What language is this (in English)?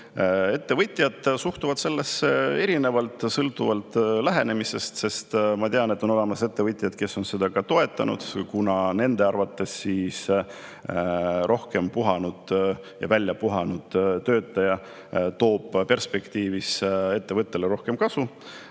Estonian